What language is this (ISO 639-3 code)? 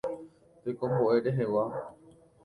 grn